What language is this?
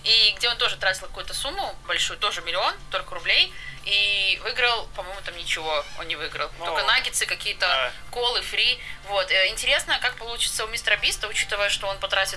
Russian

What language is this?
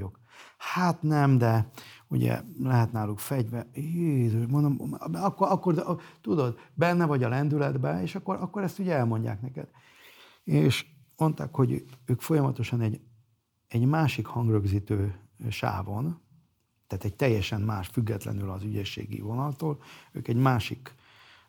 Hungarian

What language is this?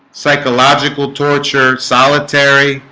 English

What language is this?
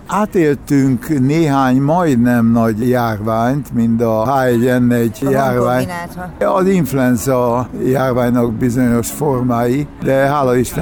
Hungarian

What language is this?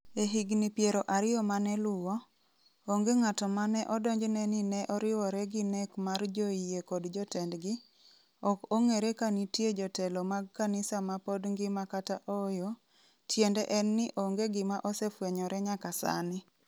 Luo (Kenya and Tanzania)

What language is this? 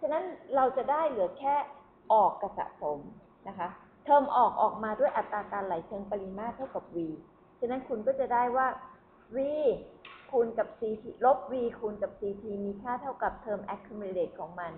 Thai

